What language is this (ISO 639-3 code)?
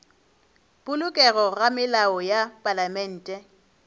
nso